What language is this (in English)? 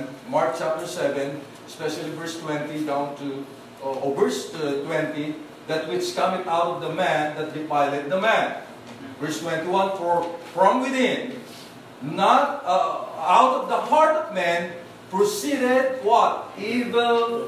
Filipino